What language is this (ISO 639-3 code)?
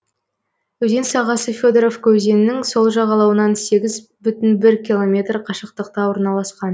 kaz